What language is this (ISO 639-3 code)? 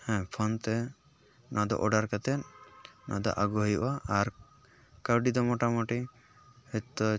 sat